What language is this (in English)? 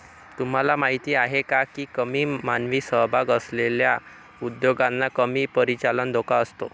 Marathi